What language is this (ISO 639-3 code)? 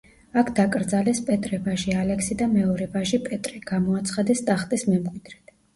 kat